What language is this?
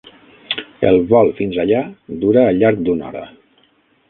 Catalan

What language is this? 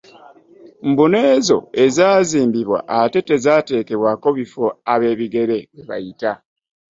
Ganda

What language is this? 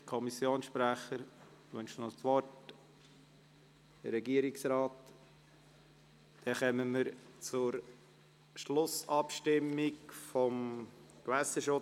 Swiss German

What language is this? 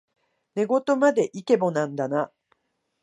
Japanese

